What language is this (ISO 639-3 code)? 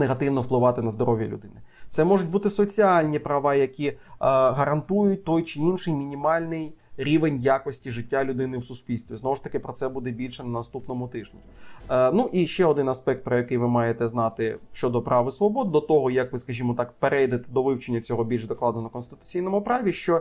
ukr